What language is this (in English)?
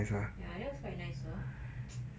English